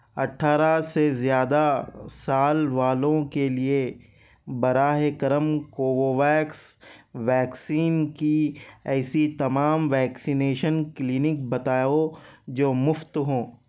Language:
Urdu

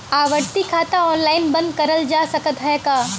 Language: Bhojpuri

